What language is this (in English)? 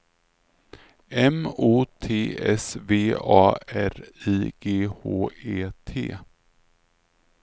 Swedish